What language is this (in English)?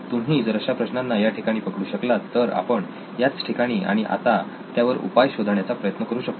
Marathi